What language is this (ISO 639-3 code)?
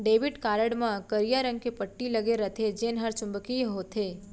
hne